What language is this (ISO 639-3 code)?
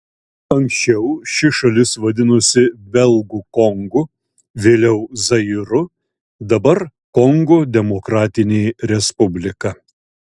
lit